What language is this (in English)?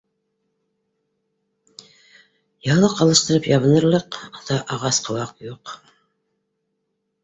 Bashkir